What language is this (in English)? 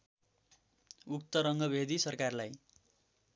Nepali